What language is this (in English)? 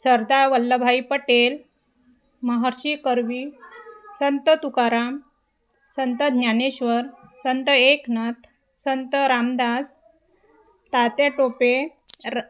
Marathi